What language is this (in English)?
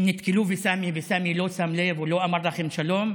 Hebrew